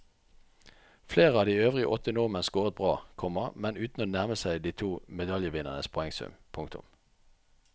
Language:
Norwegian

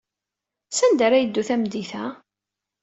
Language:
Kabyle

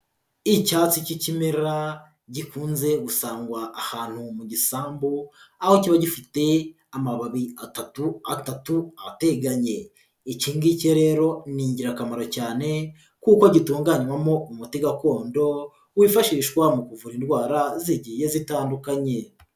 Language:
Kinyarwanda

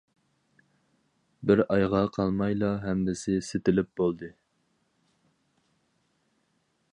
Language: Uyghur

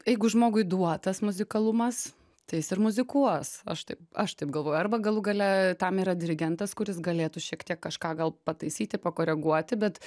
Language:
Lithuanian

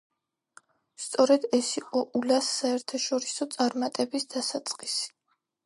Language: Georgian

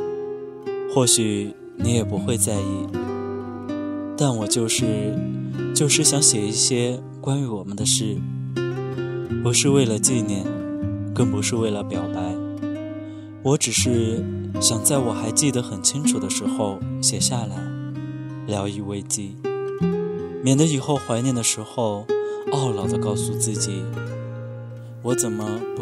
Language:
Chinese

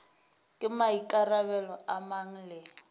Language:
Northern Sotho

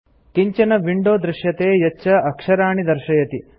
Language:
Sanskrit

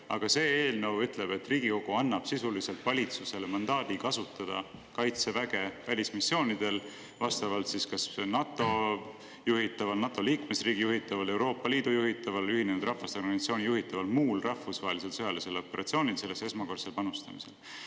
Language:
Estonian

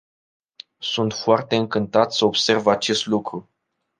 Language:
Romanian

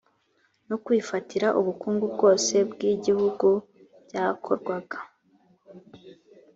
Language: Kinyarwanda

